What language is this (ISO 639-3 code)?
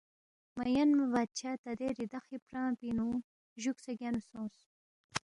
bft